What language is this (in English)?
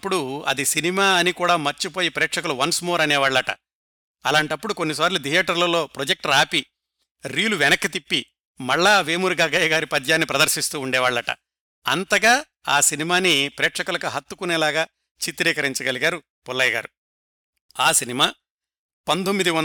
Telugu